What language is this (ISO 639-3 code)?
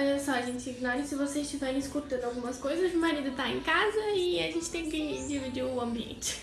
por